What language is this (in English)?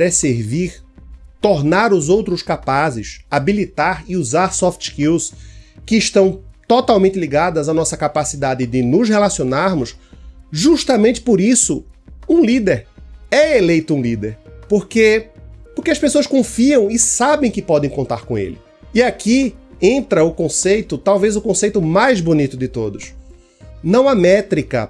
Portuguese